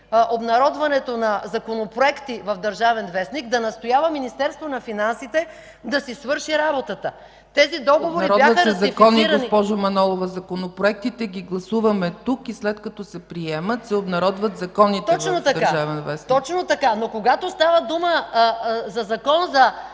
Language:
Bulgarian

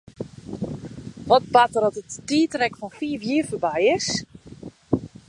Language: Western Frisian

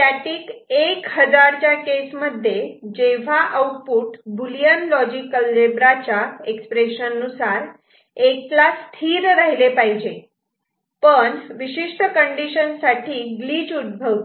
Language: Marathi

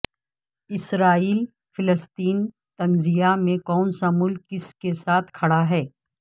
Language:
Urdu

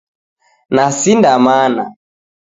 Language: Taita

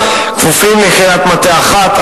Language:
Hebrew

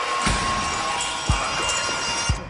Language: Welsh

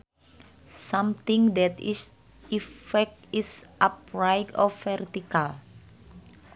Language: Sundanese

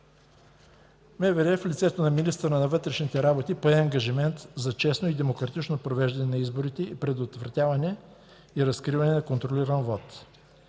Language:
Bulgarian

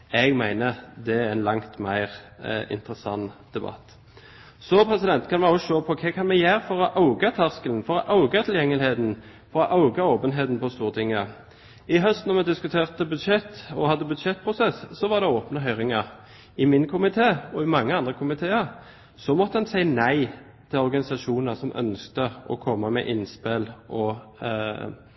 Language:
Norwegian Bokmål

